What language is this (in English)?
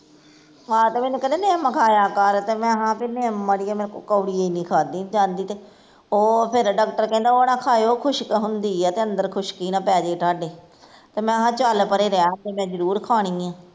Punjabi